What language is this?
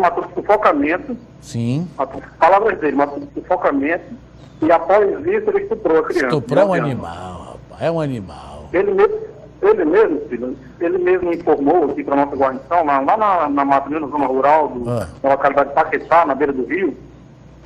Portuguese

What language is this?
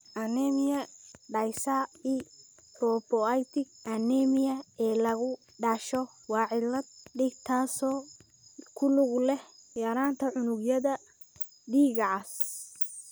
Somali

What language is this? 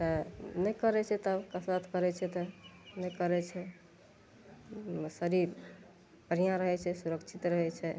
Maithili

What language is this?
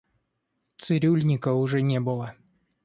Russian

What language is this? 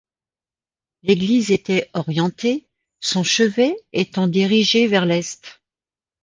French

